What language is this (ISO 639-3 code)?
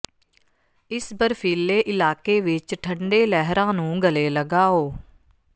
pan